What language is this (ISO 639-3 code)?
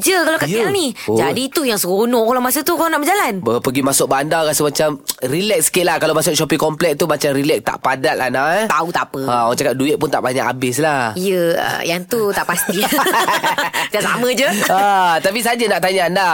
msa